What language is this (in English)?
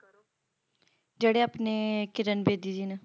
Punjabi